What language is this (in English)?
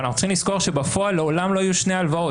Hebrew